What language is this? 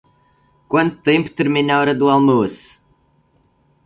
Portuguese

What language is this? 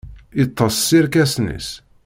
Kabyle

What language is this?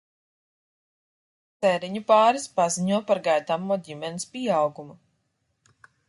Latvian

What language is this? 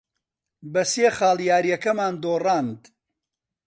Central Kurdish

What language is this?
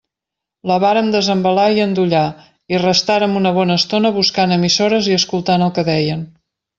Catalan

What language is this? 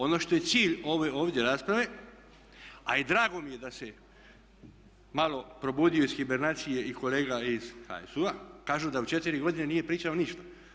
Croatian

